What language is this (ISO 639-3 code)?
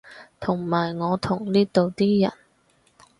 yue